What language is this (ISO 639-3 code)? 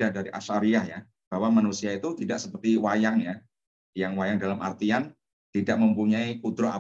ind